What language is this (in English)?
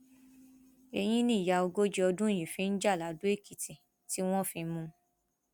Yoruba